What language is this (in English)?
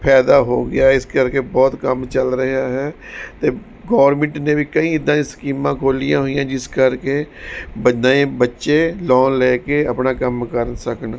Punjabi